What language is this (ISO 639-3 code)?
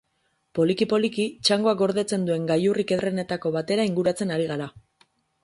eus